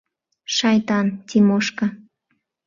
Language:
Mari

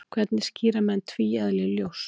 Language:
Icelandic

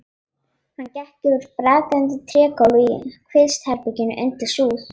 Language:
Icelandic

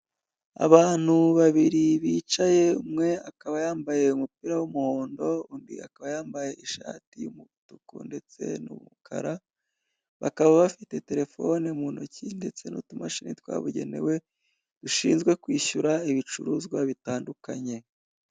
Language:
Kinyarwanda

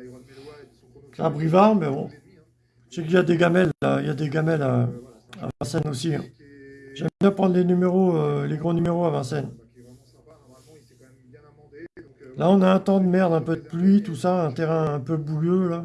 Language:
French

